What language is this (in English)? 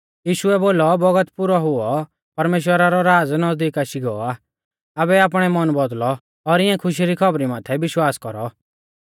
Mahasu Pahari